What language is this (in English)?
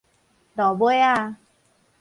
Min Nan Chinese